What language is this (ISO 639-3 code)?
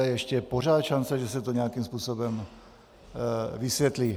ces